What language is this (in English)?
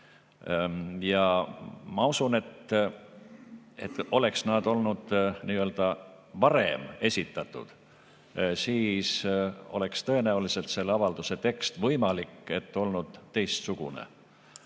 Estonian